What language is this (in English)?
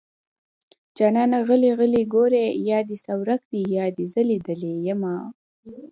Pashto